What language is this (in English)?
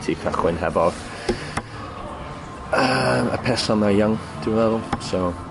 Welsh